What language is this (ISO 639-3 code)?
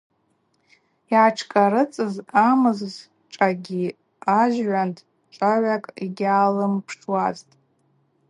abq